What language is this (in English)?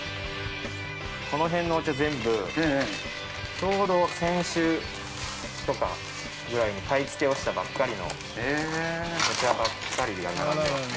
Japanese